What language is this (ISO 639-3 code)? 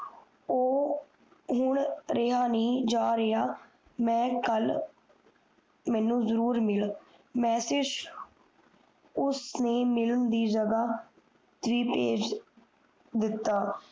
pan